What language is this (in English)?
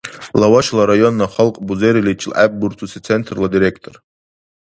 Dargwa